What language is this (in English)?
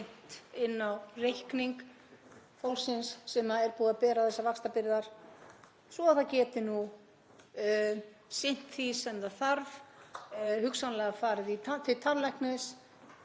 Icelandic